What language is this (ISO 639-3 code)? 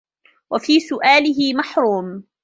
ara